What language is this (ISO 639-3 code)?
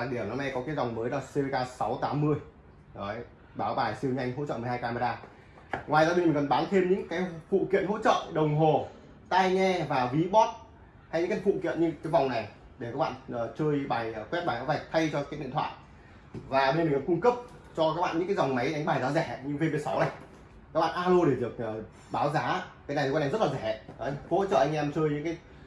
vie